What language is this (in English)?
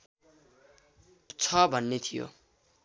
Nepali